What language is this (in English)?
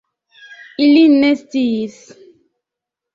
Esperanto